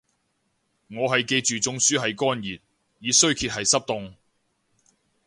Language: Cantonese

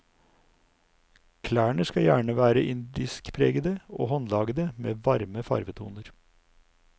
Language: Norwegian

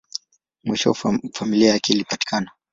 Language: Swahili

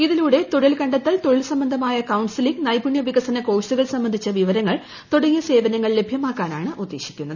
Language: Malayalam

